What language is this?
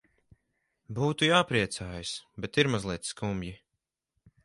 Latvian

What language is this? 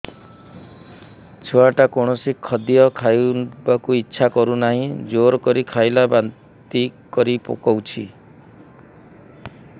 Odia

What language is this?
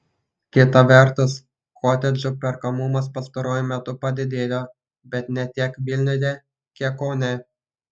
Lithuanian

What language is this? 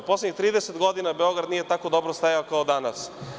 Serbian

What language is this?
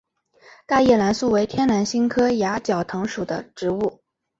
Chinese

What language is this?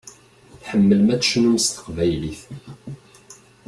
Kabyle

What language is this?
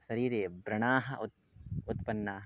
Sanskrit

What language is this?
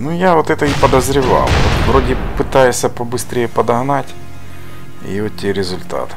Russian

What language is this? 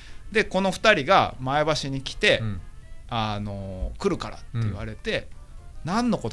Japanese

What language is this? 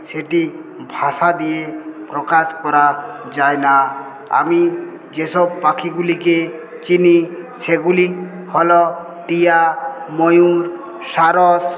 Bangla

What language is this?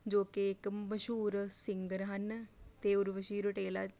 Punjabi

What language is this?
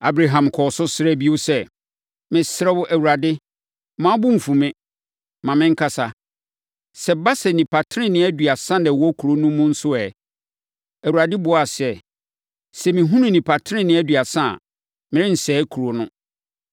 Akan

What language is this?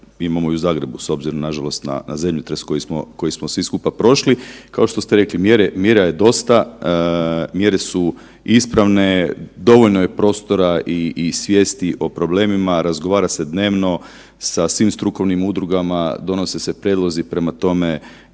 Croatian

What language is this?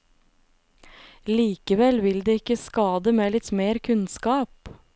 Norwegian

